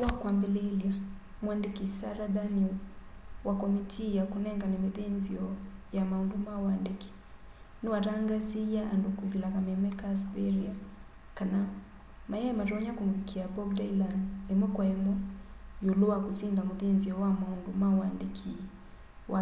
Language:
Kamba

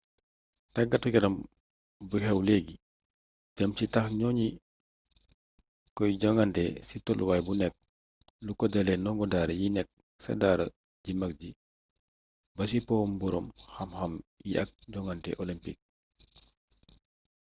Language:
Wolof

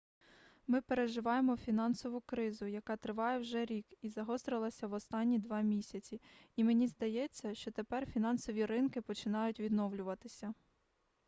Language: Ukrainian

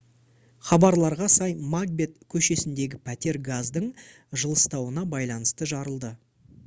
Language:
Kazakh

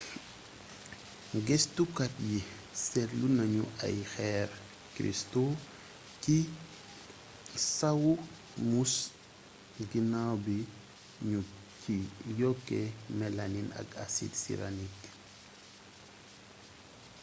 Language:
Wolof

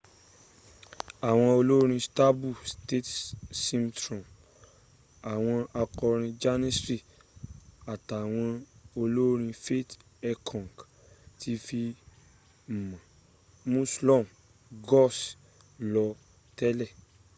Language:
Yoruba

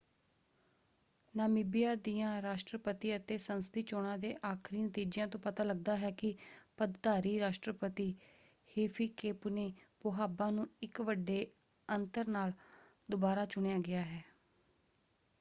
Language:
Punjabi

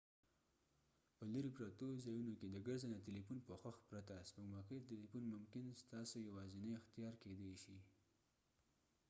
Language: Pashto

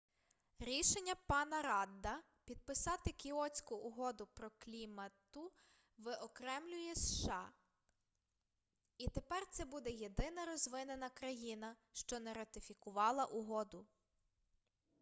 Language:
Ukrainian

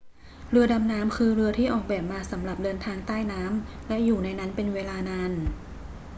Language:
Thai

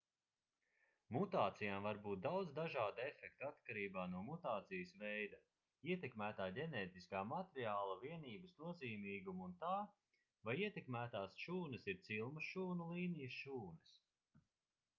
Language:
Latvian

